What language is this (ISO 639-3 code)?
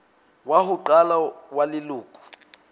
sot